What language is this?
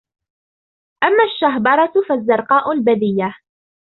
Arabic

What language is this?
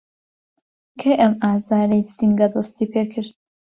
Central Kurdish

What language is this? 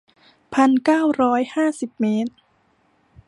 Thai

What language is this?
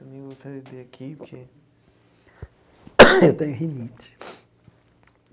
Portuguese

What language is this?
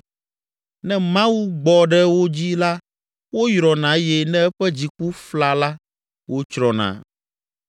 Ewe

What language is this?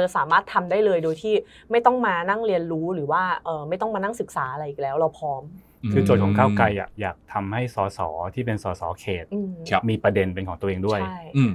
Thai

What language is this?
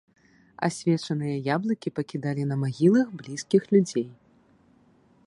Belarusian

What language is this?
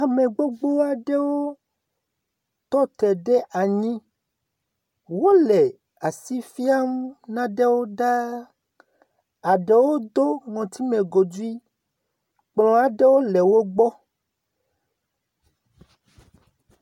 Ewe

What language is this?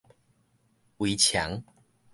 Min Nan Chinese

